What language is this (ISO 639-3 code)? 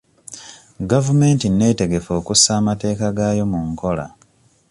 lug